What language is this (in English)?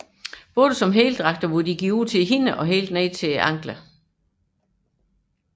Danish